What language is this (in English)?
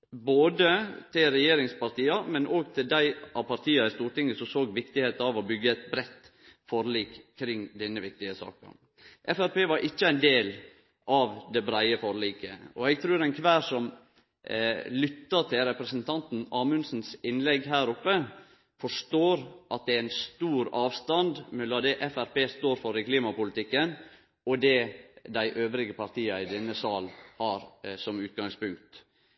Norwegian Nynorsk